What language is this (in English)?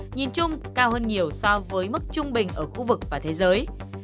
Vietnamese